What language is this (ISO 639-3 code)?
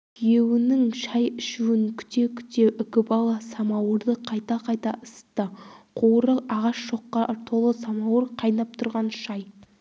kaz